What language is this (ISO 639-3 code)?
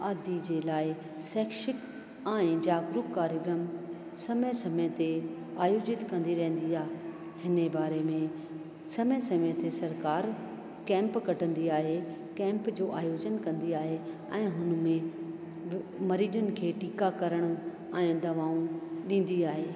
snd